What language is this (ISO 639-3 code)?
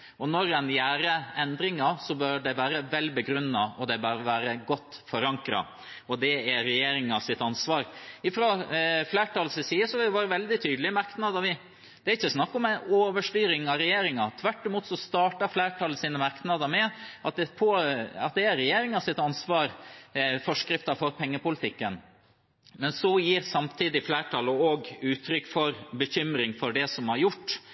nob